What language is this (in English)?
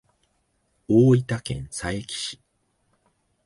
Japanese